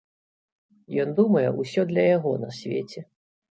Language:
Belarusian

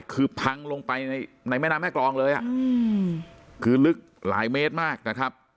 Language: Thai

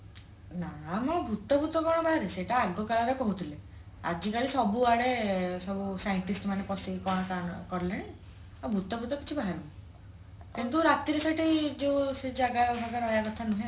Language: Odia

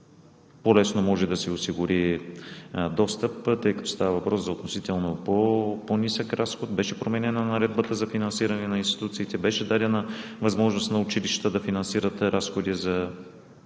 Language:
Bulgarian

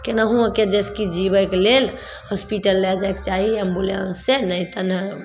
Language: Maithili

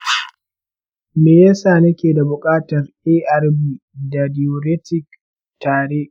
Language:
Hausa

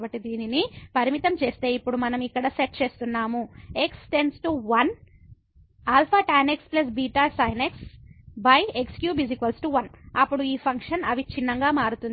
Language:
Telugu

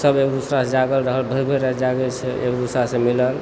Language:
Maithili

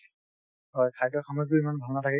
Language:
Assamese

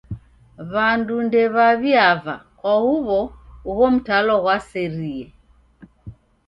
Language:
Taita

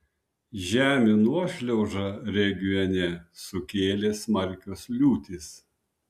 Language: Lithuanian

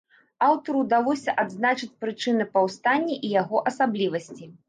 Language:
Belarusian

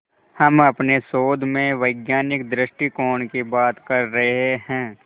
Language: Hindi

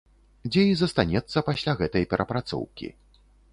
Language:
Belarusian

